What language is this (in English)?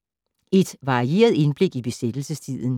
Danish